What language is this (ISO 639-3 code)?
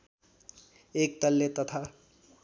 nep